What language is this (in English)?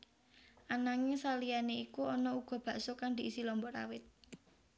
Javanese